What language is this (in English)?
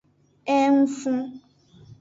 Aja (Benin)